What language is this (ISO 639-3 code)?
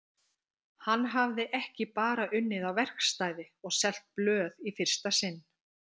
isl